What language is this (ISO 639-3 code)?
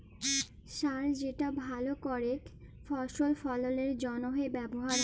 ben